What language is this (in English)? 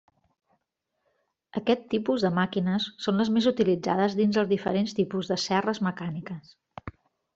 Catalan